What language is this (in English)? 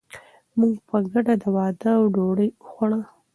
Pashto